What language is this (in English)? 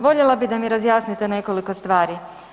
Croatian